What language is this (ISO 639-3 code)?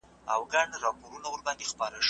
pus